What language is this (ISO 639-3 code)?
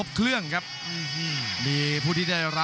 tha